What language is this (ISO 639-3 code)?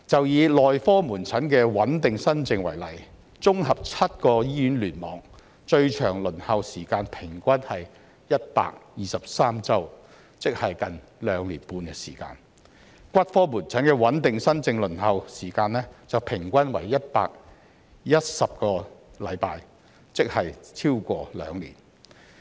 yue